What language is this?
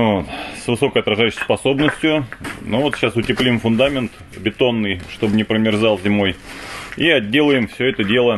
Russian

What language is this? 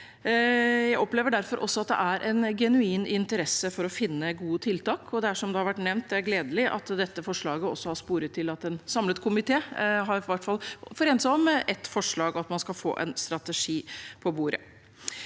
Norwegian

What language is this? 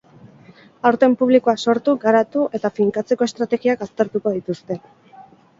Basque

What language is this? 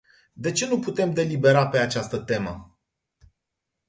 Romanian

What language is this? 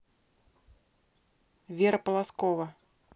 Russian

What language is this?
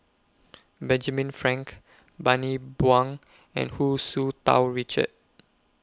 English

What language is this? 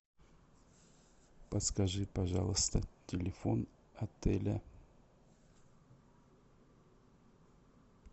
Russian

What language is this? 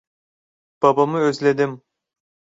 Turkish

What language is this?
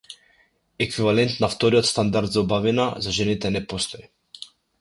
Macedonian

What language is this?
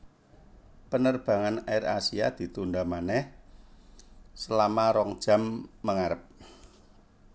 Javanese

